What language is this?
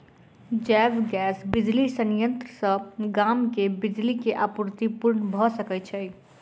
Maithili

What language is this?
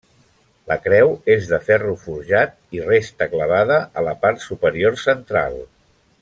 Catalan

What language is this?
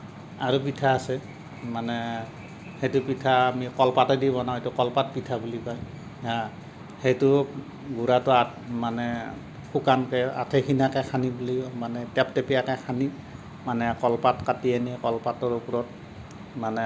Assamese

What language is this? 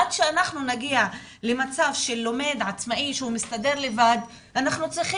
Hebrew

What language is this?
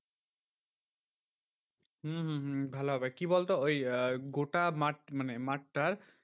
Bangla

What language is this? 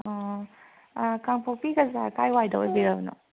Manipuri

